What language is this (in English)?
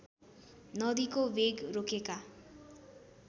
Nepali